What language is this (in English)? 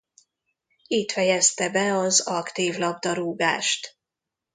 Hungarian